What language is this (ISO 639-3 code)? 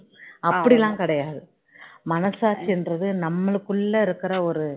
tam